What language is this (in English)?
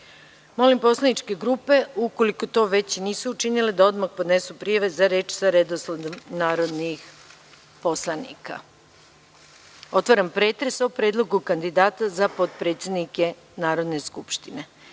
Serbian